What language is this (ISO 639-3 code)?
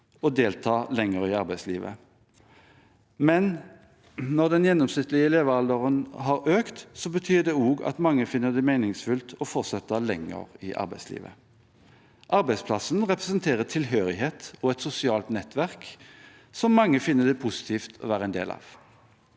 nor